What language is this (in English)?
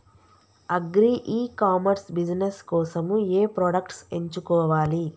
Telugu